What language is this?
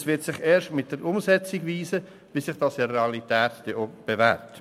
Swiss German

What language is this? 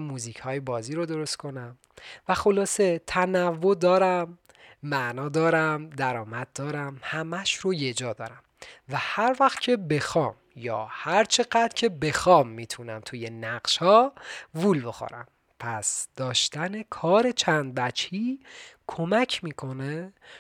Persian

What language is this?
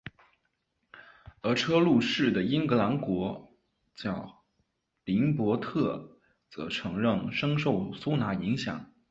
Chinese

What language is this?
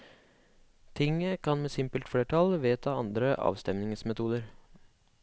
Norwegian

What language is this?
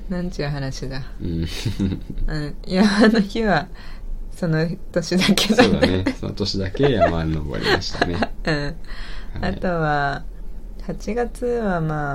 Japanese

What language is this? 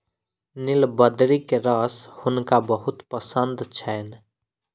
Maithili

